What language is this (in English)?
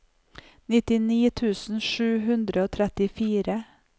Norwegian